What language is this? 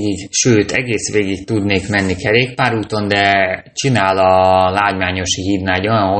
Hungarian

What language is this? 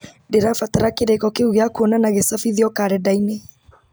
Kikuyu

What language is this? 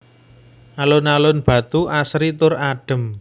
Javanese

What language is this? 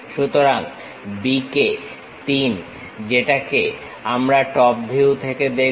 Bangla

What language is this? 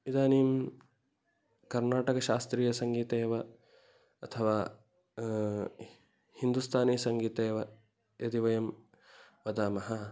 Sanskrit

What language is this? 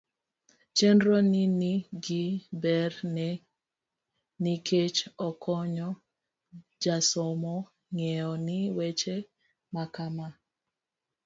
Luo (Kenya and Tanzania)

